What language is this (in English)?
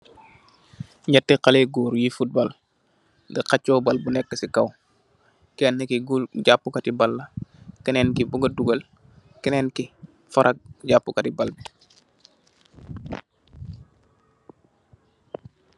Wolof